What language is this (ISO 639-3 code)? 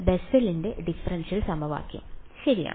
mal